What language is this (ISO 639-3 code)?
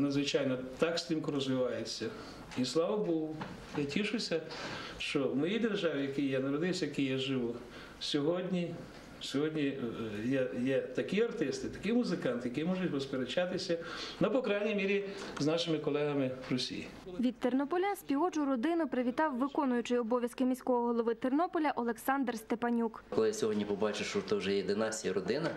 ukr